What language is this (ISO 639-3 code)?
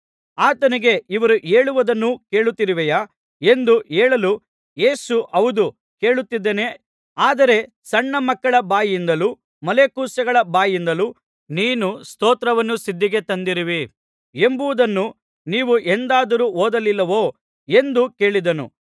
kan